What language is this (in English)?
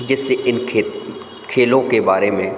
Hindi